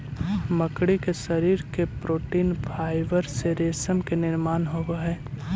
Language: Magahi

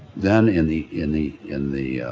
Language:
English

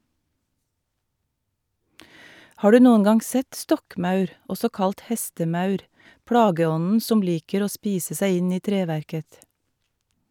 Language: Norwegian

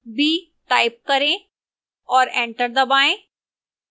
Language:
Hindi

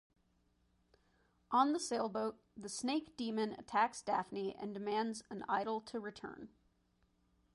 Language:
English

